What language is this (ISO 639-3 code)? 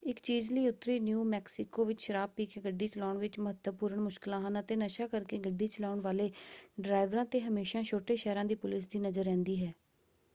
pan